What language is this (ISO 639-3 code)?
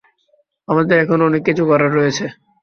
ben